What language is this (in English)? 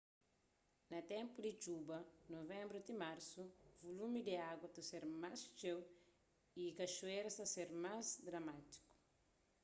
Kabuverdianu